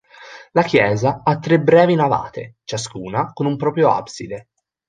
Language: Italian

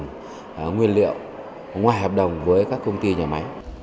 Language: Vietnamese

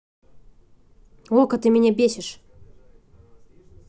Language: Russian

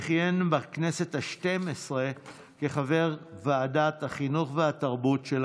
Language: Hebrew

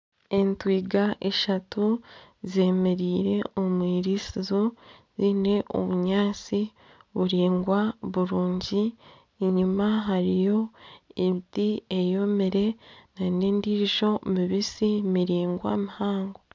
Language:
Nyankole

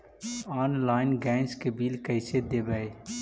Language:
Magahi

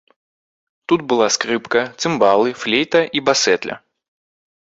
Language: Belarusian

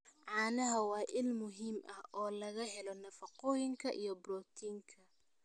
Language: Somali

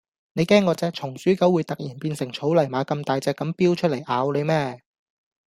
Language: Cantonese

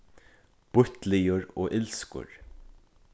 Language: Faroese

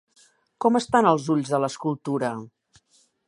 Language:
Catalan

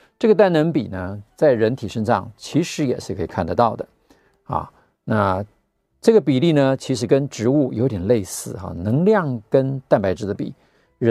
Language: Chinese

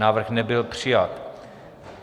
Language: Czech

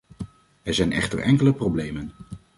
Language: Dutch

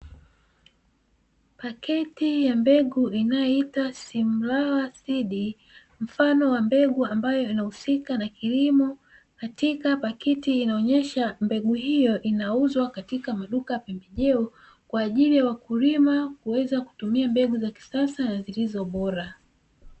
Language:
Swahili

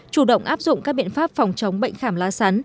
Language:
Vietnamese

